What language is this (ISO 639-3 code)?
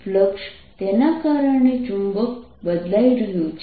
guj